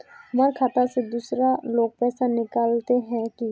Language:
Magahi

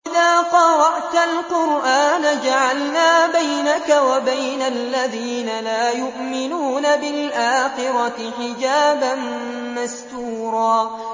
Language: Arabic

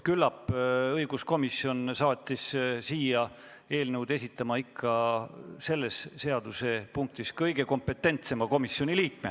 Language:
Estonian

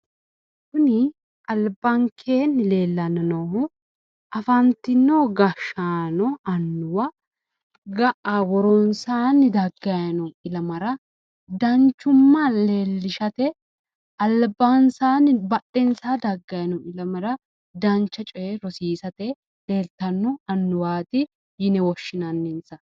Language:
Sidamo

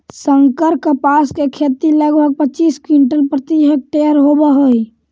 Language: Magahi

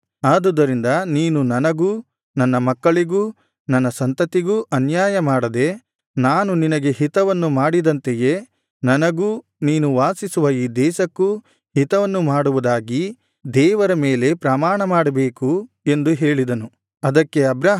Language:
Kannada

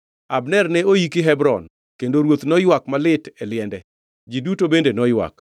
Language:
Luo (Kenya and Tanzania)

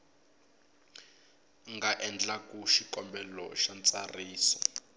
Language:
Tsonga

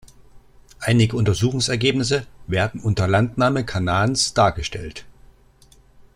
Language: German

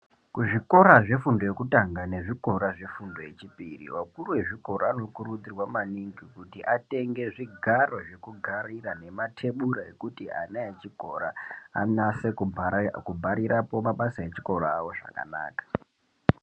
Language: Ndau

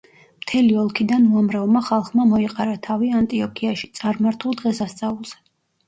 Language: Georgian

